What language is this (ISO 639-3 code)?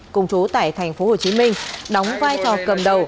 vie